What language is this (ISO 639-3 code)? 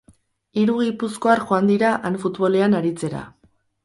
eus